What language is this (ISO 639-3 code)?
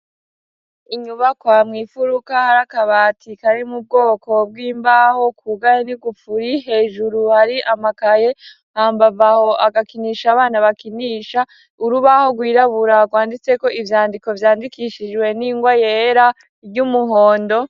run